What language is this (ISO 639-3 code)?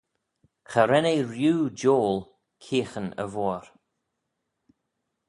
glv